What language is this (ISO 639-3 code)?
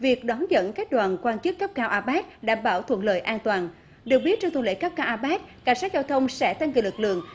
vie